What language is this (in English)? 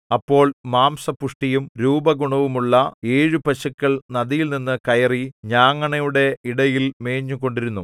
Malayalam